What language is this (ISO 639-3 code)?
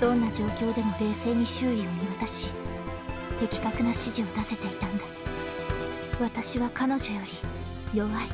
jpn